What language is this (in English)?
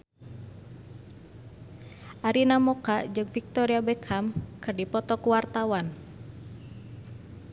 Sundanese